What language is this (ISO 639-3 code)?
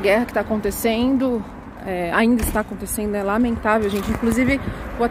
por